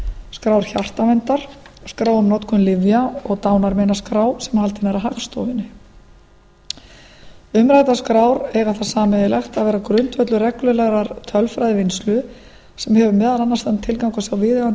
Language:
Icelandic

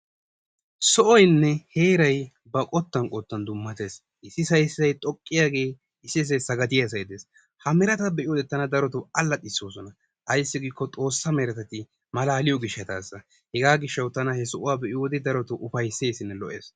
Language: Wolaytta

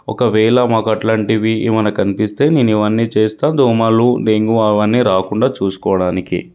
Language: Telugu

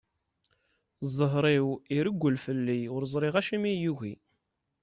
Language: Kabyle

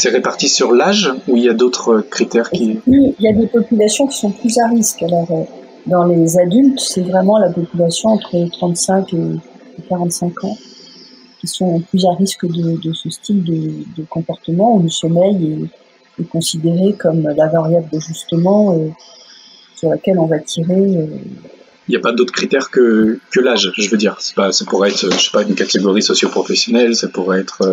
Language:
French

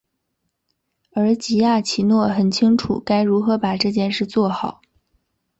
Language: Chinese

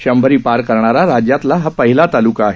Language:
Marathi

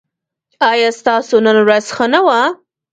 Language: Pashto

